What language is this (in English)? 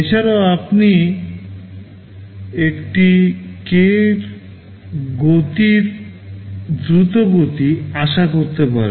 Bangla